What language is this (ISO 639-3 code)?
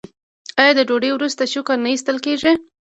pus